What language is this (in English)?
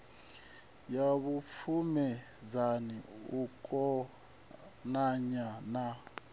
Venda